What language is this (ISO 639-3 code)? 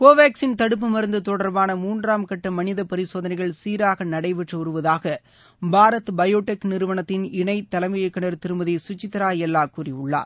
tam